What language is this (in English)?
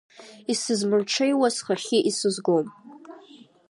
Abkhazian